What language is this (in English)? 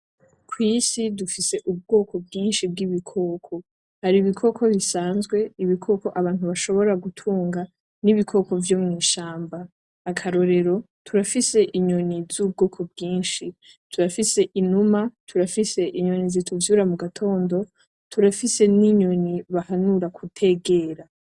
Rundi